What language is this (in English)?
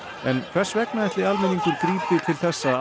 Icelandic